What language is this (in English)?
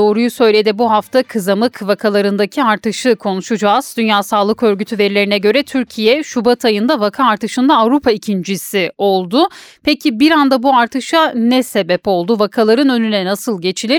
Turkish